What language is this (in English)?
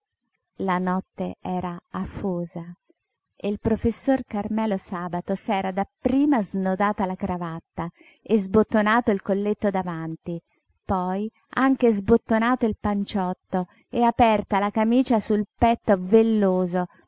Italian